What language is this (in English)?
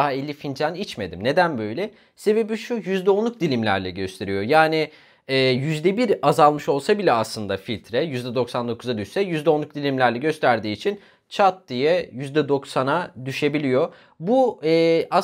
Turkish